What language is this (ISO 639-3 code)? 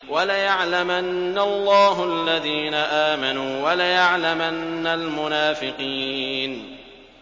ara